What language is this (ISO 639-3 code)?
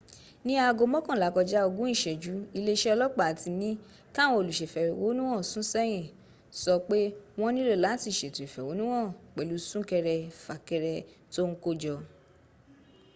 yor